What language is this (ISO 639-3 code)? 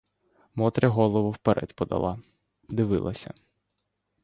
ukr